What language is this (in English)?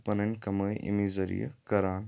Kashmiri